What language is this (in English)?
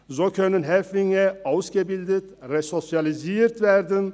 Swiss German